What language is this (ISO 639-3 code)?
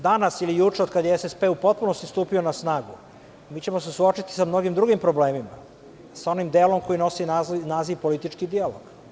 srp